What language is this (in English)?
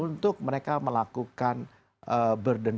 Indonesian